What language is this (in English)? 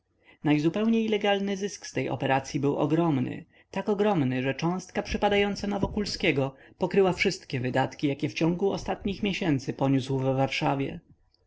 Polish